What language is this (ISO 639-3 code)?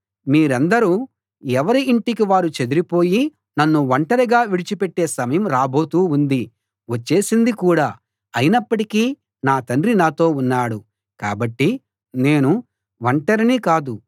tel